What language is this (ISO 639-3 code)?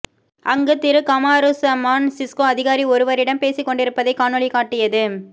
tam